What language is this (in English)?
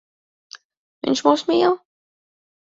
Latvian